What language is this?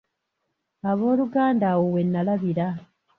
Ganda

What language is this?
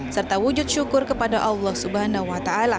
Indonesian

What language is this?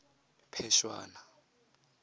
Tswana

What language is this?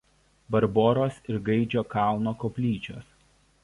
Lithuanian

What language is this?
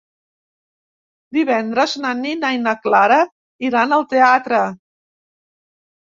Catalan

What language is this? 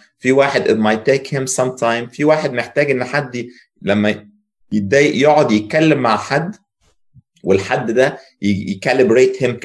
Arabic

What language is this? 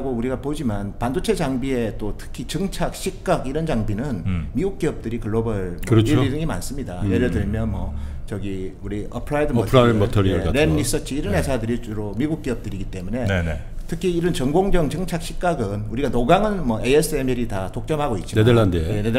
Korean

